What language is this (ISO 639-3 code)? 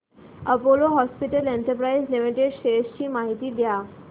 mar